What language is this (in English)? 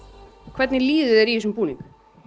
Icelandic